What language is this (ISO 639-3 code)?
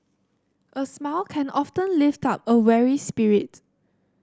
eng